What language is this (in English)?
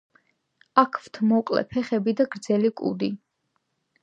Georgian